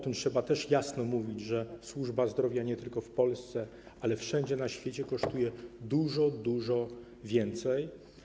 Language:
Polish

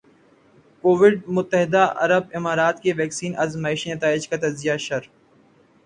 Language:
Urdu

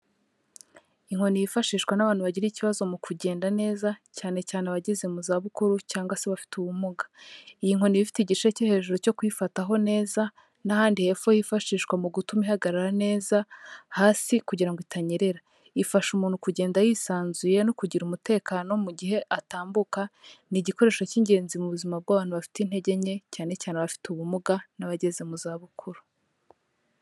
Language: Kinyarwanda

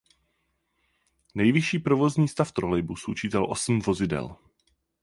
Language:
Czech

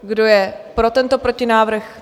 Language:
Czech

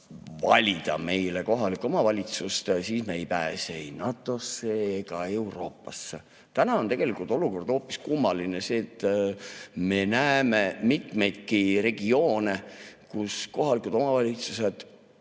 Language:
Estonian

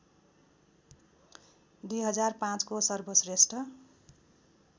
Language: Nepali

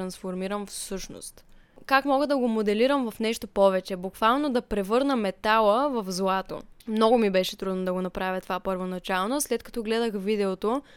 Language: Bulgarian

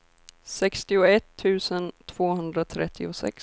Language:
Swedish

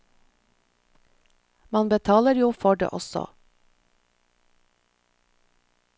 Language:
Norwegian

